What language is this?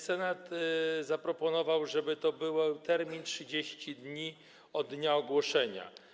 Polish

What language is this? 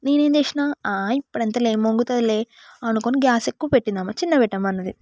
Telugu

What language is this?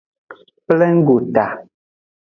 Aja (Benin)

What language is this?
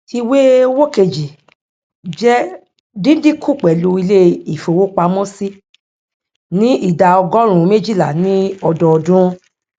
Yoruba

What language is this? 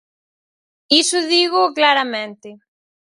Galician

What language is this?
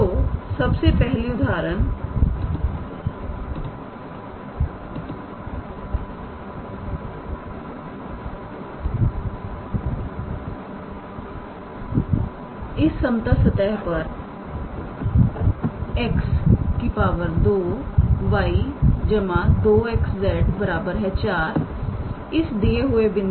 Hindi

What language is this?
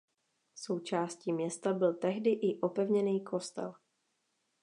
Czech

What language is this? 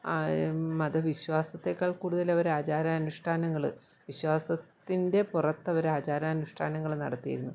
Malayalam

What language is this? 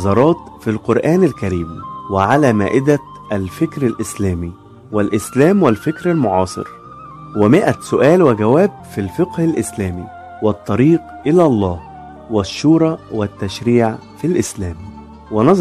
Arabic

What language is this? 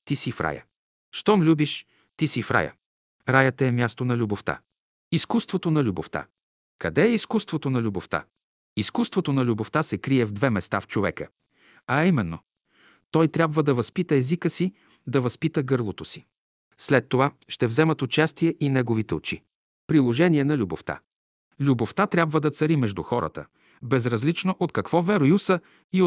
Bulgarian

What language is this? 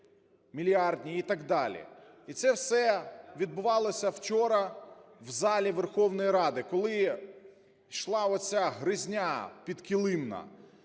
Ukrainian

